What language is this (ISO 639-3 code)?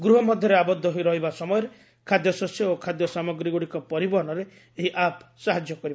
ori